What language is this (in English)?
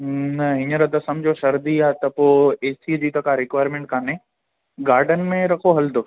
Sindhi